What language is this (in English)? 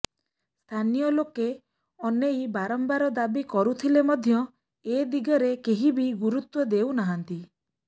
Odia